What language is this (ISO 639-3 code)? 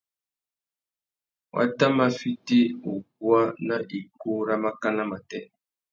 bag